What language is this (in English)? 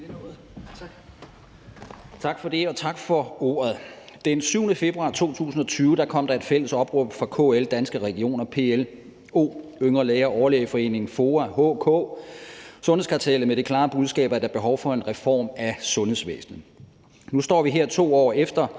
Danish